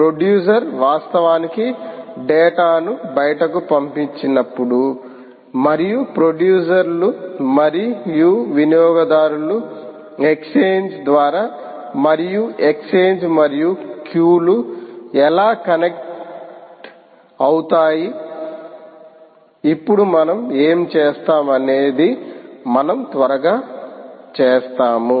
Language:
Telugu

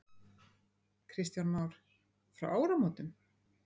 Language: Icelandic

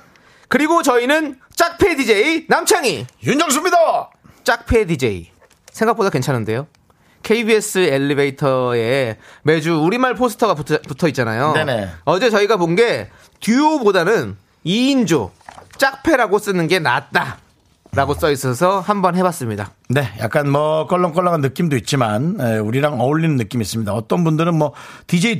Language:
Korean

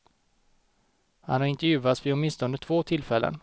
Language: Swedish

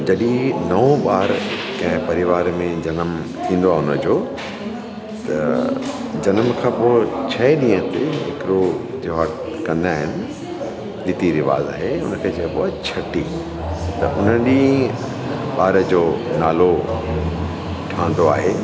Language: Sindhi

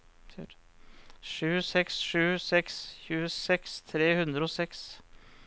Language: Norwegian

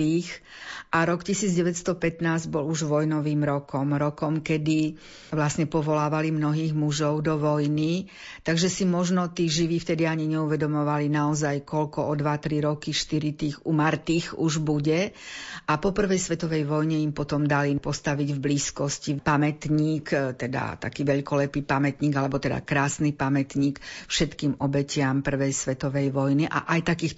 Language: Slovak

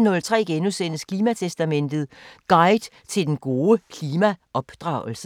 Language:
Danish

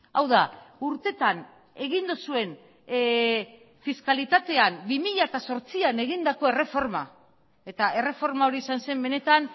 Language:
Basque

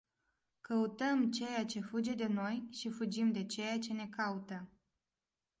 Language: Romanian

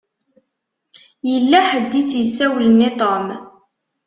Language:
Kabyle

